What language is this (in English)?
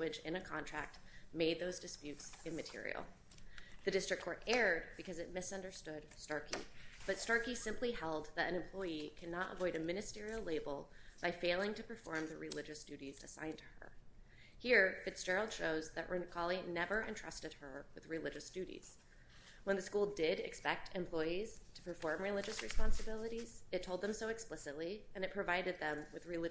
English